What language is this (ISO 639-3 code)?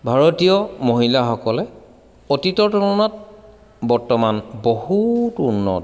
asm